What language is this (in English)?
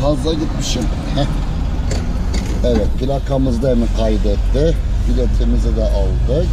Turkish